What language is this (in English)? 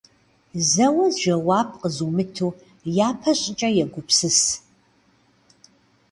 Kabardian